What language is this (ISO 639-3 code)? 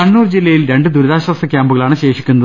mal